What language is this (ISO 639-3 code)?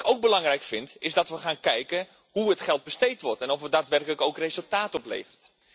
nld